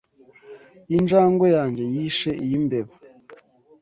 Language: Kinyarwanda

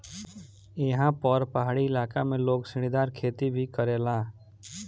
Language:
Bhojpuri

